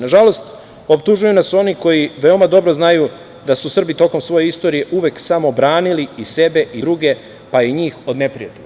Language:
Serbian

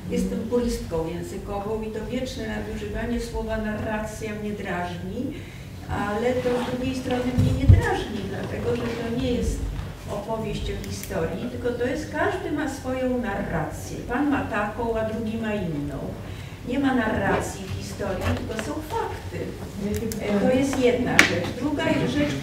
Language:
Polish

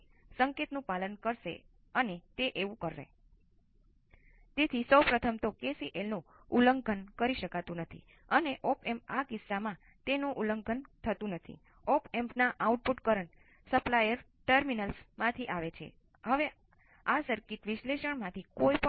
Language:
Gujarati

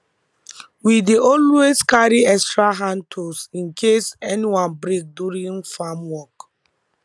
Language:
Nigerian Pidgin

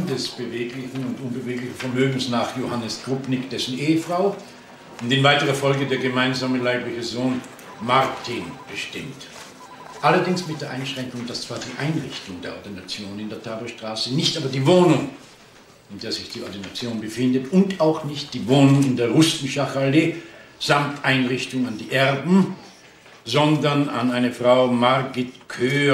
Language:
German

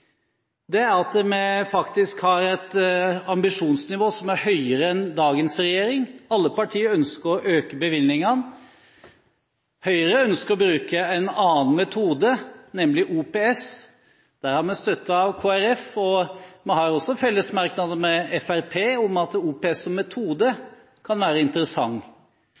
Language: Norwegian Bokmål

